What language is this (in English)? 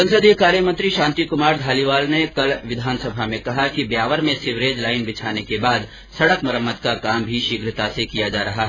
Hindi